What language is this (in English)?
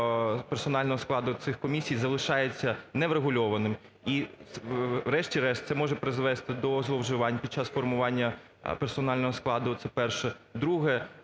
Ukrainian